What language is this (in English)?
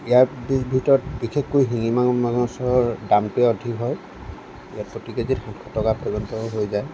Assamese